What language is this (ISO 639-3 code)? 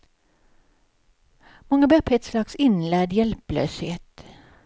swe